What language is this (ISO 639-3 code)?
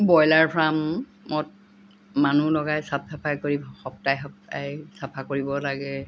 asm